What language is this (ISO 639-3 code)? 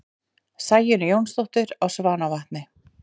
isl